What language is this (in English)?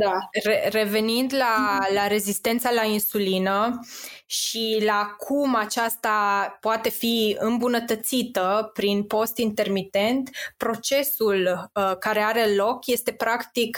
Romanian